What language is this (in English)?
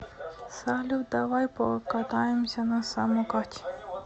Russian